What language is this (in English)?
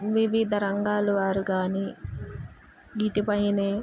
Telugu